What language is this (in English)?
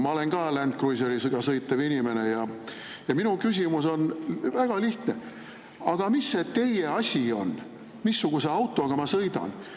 Estonian